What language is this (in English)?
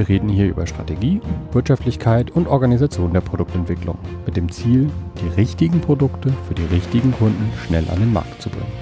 German